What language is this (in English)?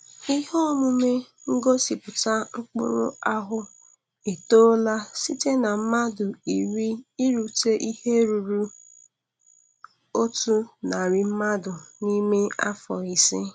Igbo